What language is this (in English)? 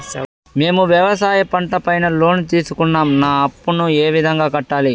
Telugu